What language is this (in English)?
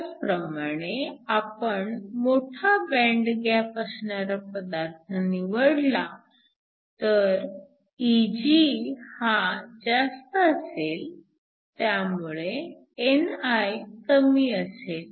Marathi